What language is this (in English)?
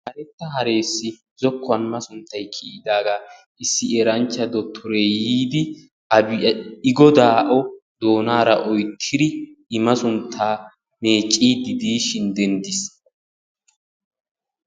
Wolaytta